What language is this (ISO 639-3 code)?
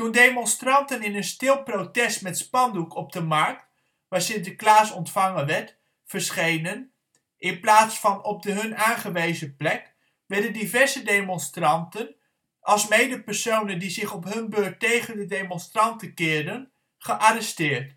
nld